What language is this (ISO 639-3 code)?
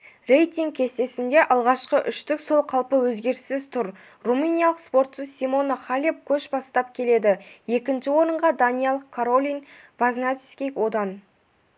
kaz